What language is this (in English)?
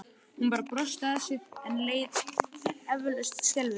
Icelandic